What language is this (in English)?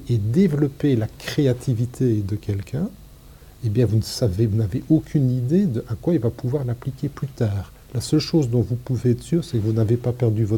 French